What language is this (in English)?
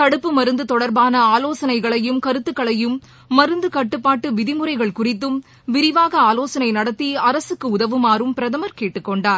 Tamil